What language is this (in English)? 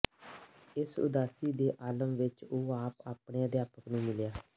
Punjabi